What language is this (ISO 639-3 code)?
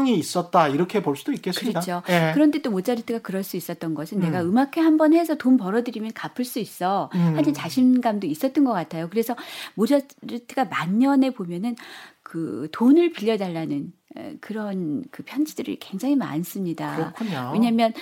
kor